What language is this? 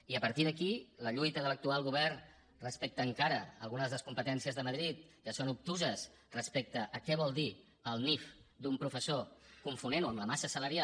Catalan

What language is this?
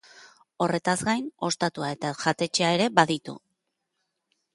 Basque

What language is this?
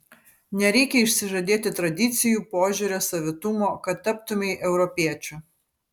Lithuanian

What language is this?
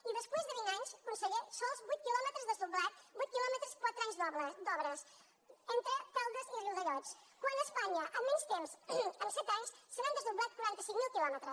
Catalan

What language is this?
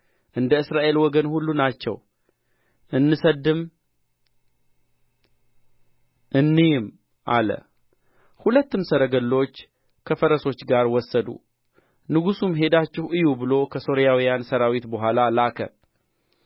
Amharic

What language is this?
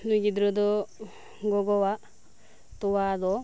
Santali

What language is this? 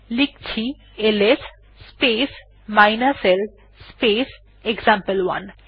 Bangla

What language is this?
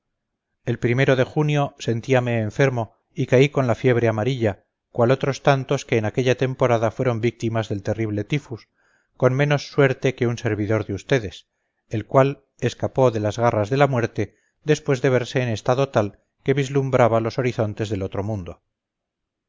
Spanish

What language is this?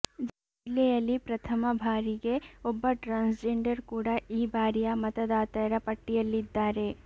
Kannada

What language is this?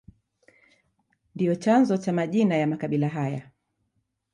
Swahili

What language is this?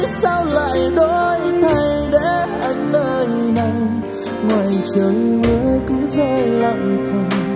Vietnamese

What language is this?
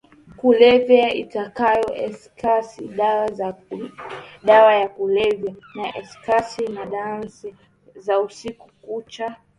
Swahili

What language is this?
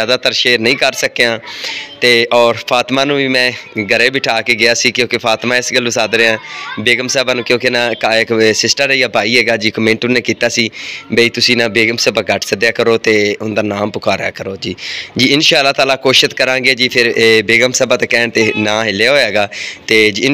Punjabi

